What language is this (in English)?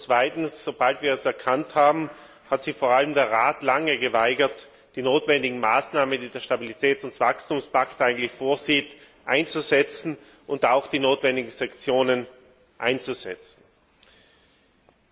German